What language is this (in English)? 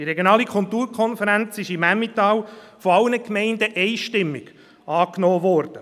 Swiss German